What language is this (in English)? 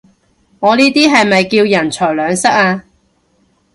Cantonese